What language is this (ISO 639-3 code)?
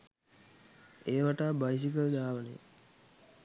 sin